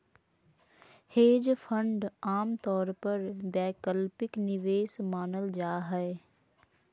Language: Magahi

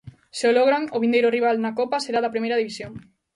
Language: Galician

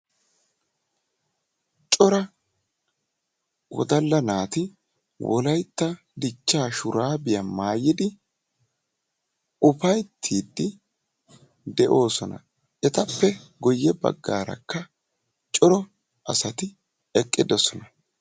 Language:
Wolaytta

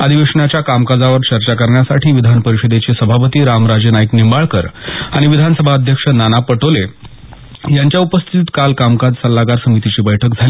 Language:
Marathi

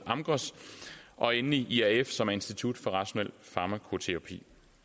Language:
Danish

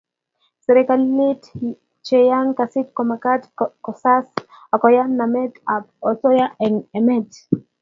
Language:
Kalenjin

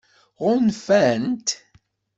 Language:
Kabyle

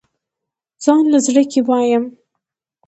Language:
Pashto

